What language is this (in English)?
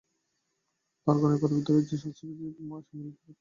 Bangla